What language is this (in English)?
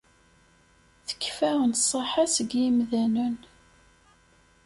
Kabyle